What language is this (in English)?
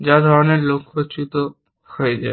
Bangla